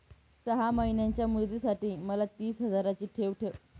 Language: Marathi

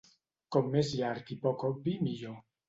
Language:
Catalan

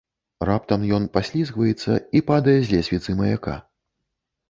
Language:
Belarusian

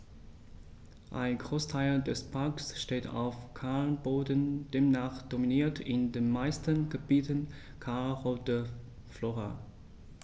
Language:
German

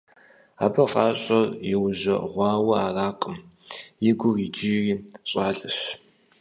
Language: Kabardian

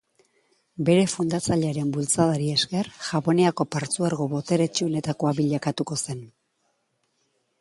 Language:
Basque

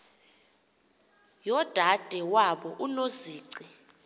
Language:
Xhosa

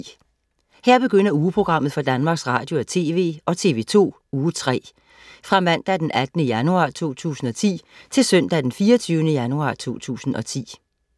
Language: Danish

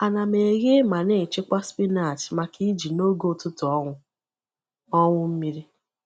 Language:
Igbo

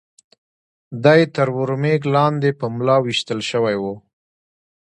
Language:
Pashto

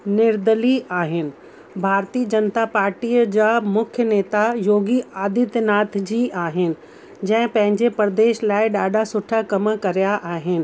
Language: Sindhi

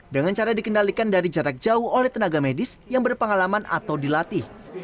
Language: Indonesian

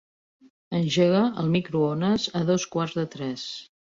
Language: Catalan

